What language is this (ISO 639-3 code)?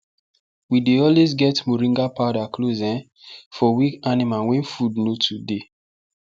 pcm